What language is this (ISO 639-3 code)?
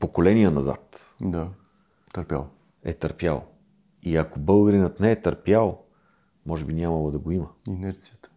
bul